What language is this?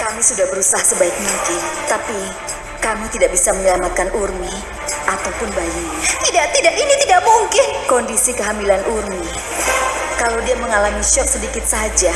Indonesian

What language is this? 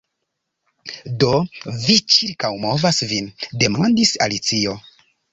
Esperanto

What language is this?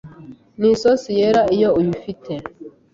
Kinyarwanda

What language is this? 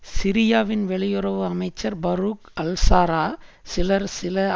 Tamil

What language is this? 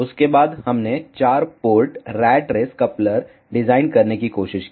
Hindi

